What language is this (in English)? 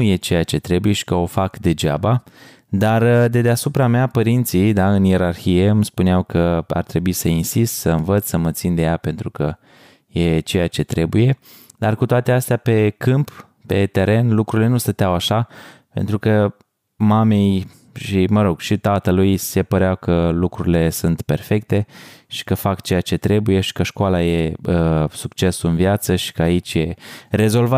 Romanian